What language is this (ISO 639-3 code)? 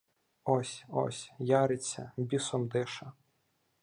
ukr